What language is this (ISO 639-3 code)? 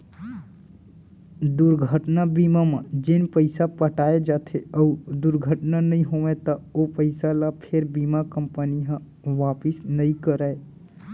hne